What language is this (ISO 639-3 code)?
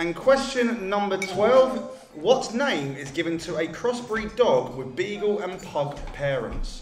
eng